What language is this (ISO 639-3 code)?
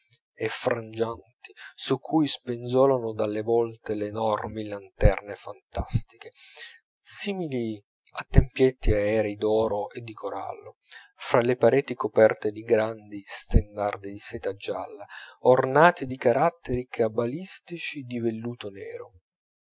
ita